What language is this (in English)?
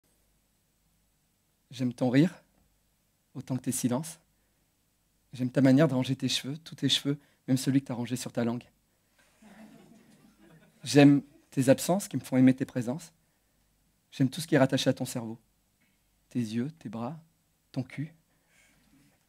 French